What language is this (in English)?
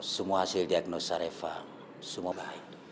Indonesian